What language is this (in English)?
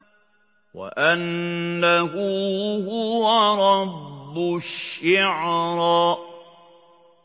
Arabic